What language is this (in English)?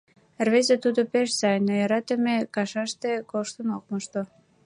Mari